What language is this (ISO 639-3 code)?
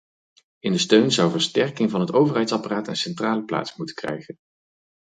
nld